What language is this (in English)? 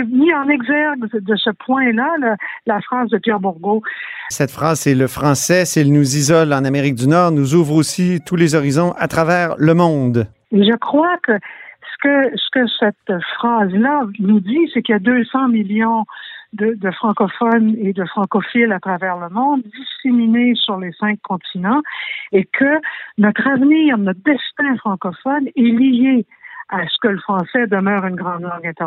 French